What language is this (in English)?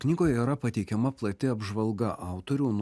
Lithuanian